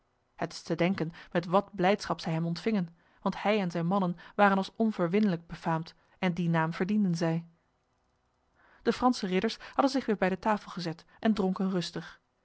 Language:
Dutch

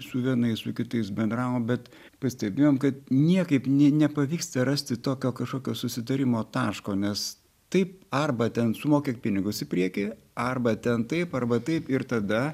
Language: Lithuanian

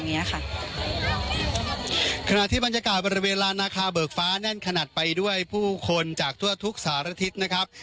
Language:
Thai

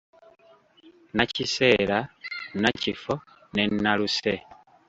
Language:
Ganda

